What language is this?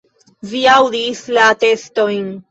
Esperanto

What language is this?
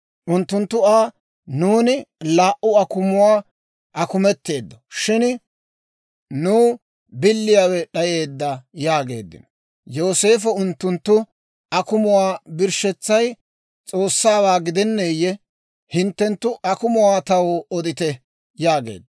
Dawro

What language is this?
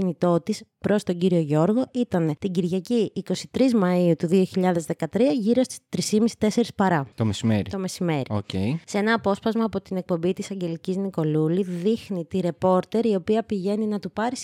Greek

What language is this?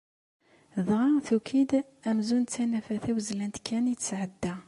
Kabyle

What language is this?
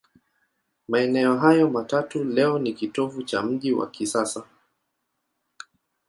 Swahili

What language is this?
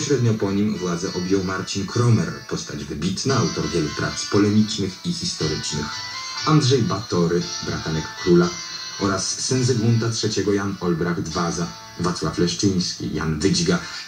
Polish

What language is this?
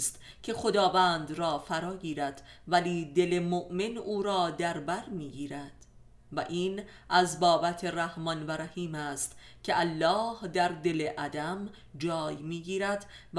Persian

